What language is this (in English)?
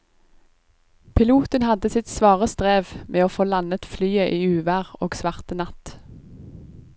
Norwegian